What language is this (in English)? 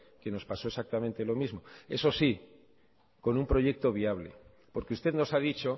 Spanish